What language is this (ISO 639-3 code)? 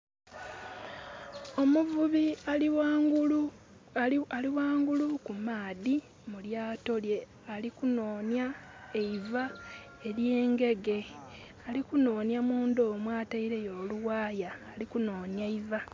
xog